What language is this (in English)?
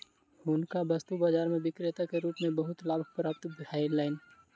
Maithili